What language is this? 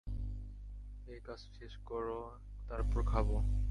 Bangla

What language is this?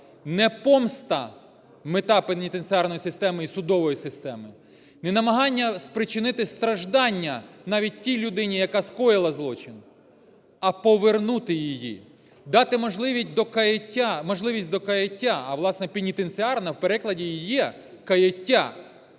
Ukrainian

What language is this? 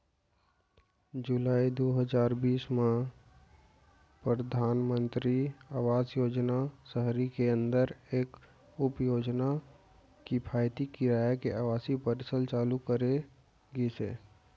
Chhattisgarhi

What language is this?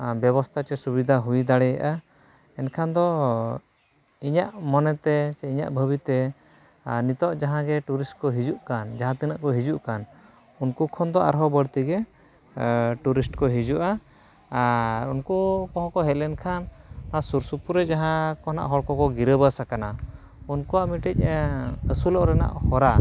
Santali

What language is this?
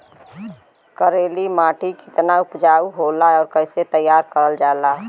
Bhojpuri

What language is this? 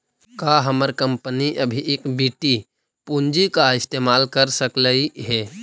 Magahi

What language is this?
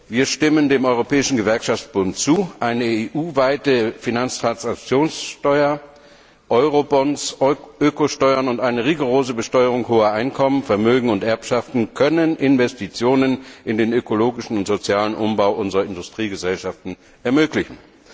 German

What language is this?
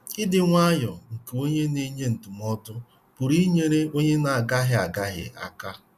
Igbo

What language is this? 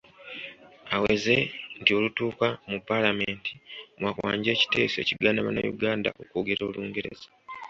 Ganda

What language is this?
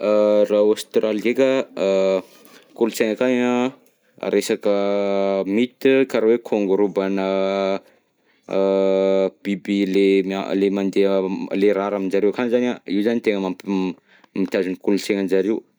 Southern Betsimisaraka Malagasy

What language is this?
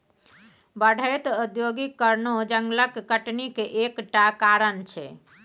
Maithili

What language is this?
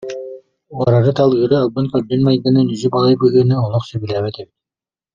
Yakut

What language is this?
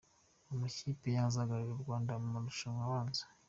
Kinyarwanda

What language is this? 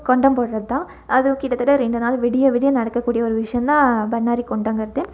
Tamil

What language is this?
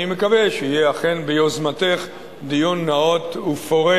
Hebrew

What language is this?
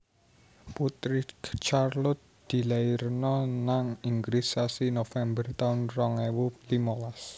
Javanese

